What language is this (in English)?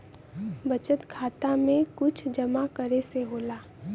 Bhojpuri